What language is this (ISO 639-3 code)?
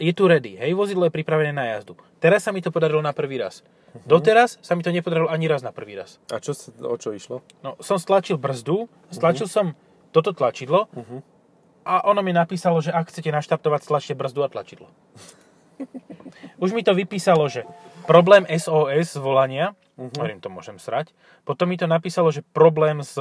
slk